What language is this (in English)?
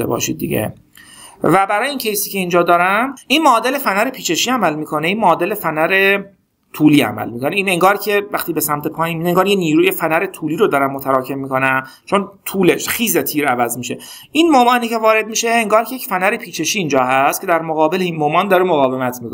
Persian